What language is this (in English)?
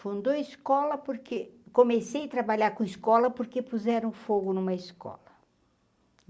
Portuguese